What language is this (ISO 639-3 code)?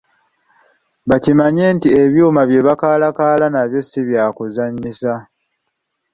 lug